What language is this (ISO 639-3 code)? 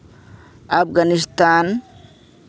sat